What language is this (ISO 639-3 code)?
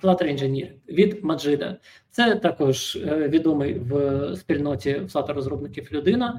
ukr